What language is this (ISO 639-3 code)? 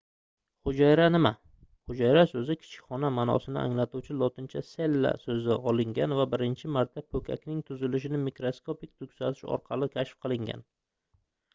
uzb